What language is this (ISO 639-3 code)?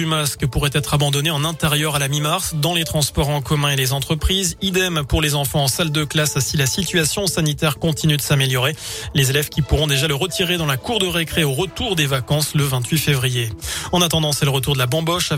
fra